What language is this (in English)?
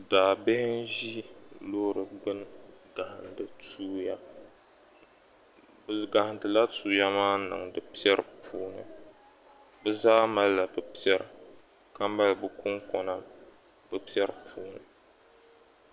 Dagbani